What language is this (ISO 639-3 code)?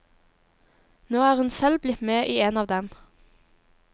nor